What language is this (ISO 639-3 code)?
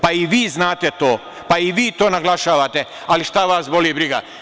srp